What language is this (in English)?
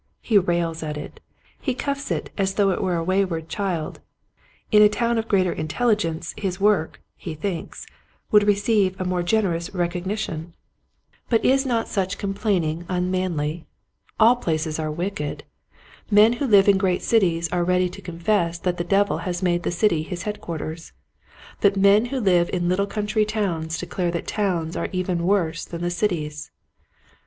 English